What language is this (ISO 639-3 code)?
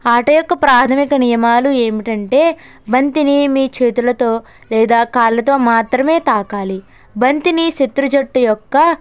tel